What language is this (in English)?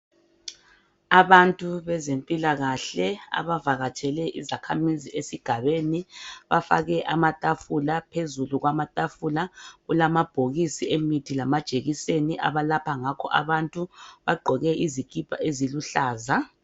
North Ndebele